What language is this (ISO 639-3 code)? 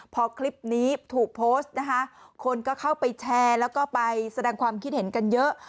tha